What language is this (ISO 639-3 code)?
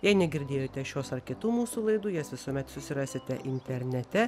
lit